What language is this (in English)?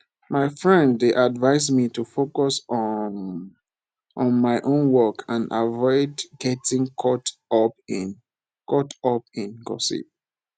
Nigerian Pidgin